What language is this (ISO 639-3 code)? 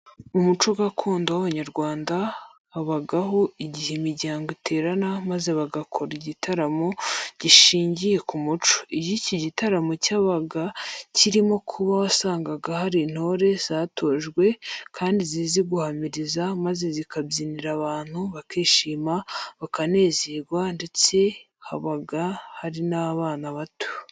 kin